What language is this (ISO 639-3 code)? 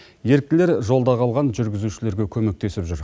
kaz